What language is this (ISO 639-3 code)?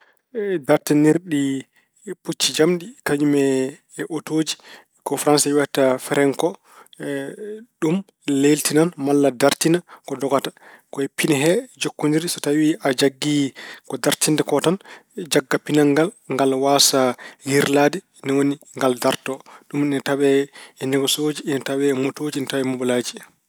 ful